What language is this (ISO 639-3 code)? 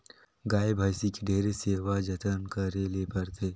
hne